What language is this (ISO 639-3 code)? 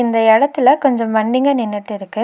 tam